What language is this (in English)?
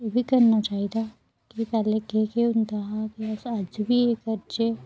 Dogri